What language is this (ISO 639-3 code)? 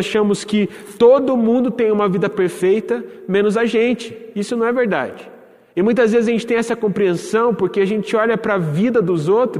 por